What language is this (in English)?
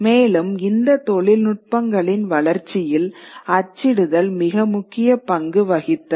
Tamil